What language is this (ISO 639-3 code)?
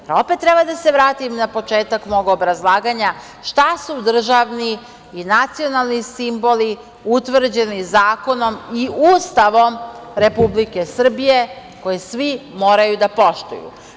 srp